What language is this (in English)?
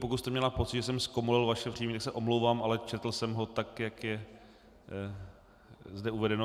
Czech